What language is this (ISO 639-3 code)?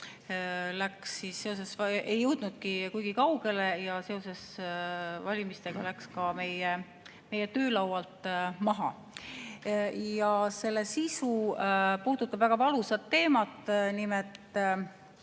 est